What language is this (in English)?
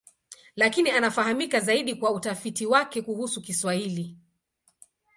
Swahili